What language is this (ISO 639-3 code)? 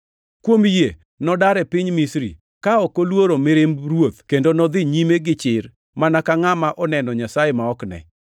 luo